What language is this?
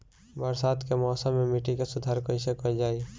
Bhojpuri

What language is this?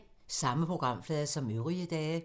Danish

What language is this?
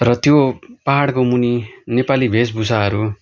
Nepali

